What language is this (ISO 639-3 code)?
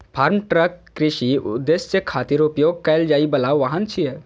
mai